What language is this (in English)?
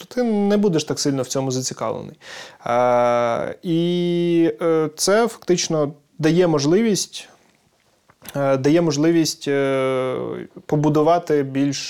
Ukrainian